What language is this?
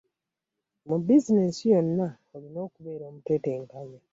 Ganda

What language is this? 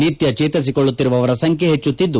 Kannada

